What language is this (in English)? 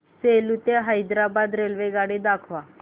Marathi